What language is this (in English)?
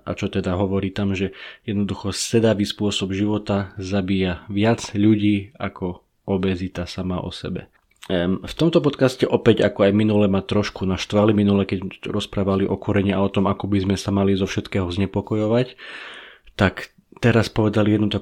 Slovak